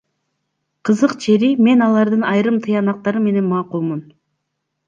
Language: Kyrgyz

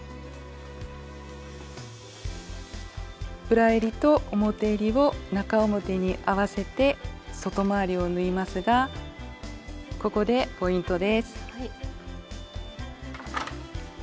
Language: Japanese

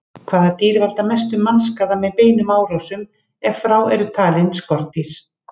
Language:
Icelandic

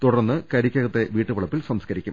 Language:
Malayalam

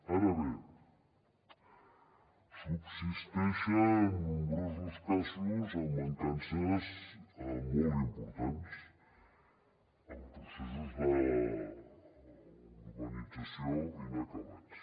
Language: Catalan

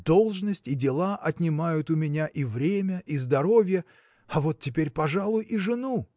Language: Russian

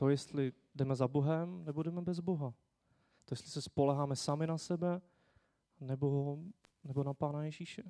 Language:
Czech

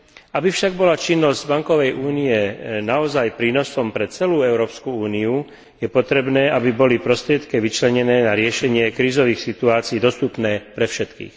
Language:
Slovak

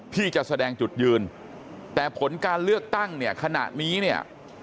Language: Thai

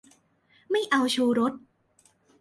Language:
Thai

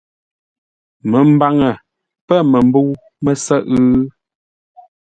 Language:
Ngombale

